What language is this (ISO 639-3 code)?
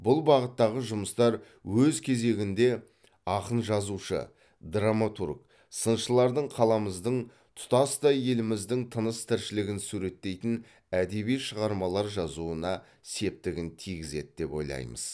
kaz